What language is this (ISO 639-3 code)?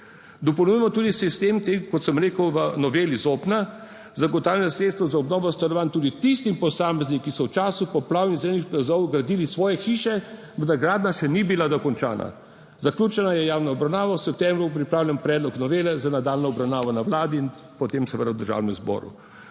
slv